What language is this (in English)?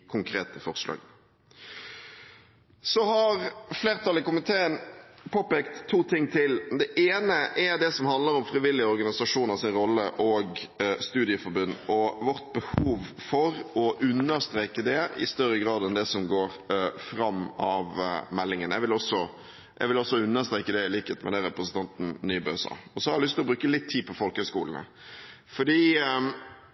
Norwegian Bokmål